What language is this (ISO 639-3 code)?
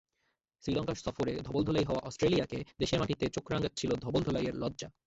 ben